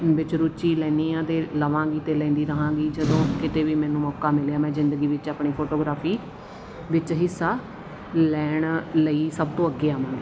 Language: Punjabi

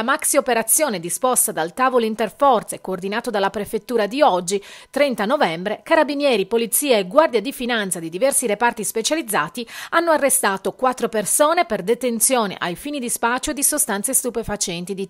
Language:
Italian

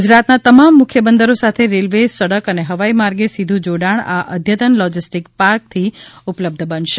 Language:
Gujarati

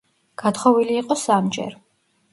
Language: Georgian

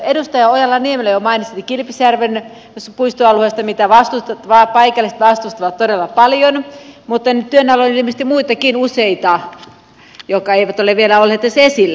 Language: Finnish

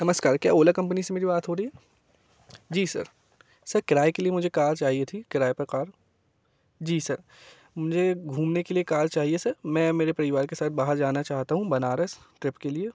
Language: Hindi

